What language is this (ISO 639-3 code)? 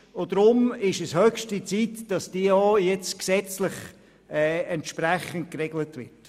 gsw